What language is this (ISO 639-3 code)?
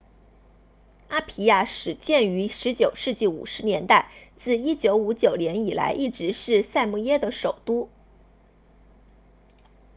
zho